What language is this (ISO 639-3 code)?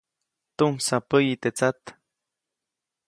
zoc